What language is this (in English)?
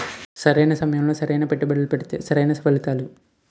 Telugu